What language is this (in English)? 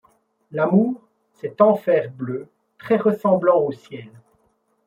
French